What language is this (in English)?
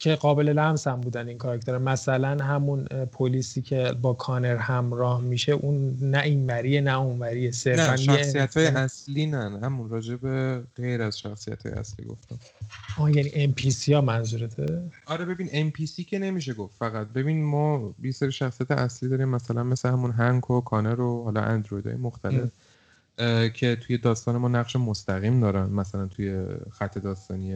Persian